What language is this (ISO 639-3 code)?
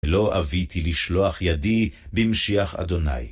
heb